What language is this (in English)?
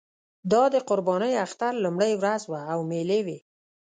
Pashto